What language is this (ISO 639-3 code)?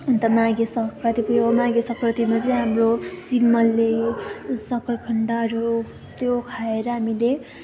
nep